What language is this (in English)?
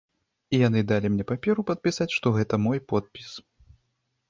Belarusian